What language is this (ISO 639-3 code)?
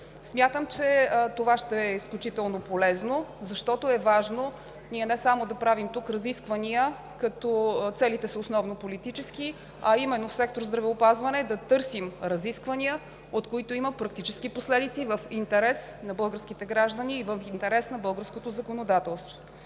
bul